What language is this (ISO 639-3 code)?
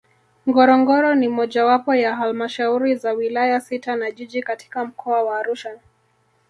swa